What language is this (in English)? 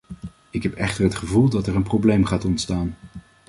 Dutch